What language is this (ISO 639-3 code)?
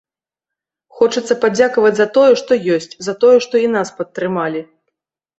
bel